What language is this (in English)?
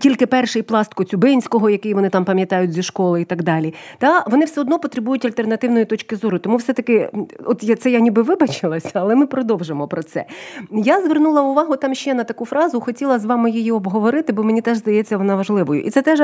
Ukrainian